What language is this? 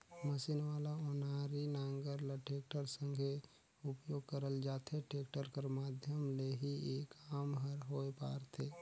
Chhattisgarhi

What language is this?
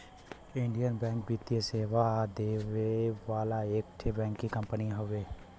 Bhojpuri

